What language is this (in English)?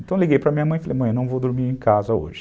Portuguese